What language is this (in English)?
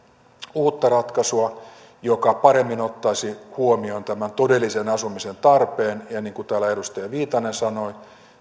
Finnish